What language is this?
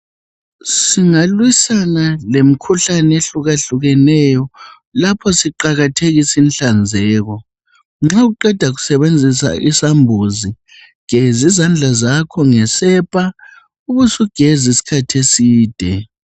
North Ndebele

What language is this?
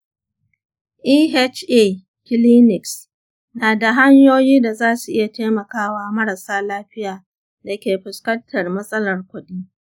Hausa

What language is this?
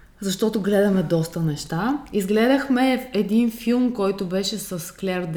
Bulgarian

